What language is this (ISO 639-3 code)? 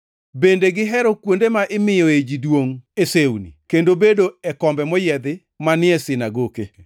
luo